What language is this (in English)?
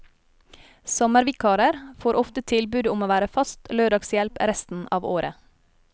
Norwegian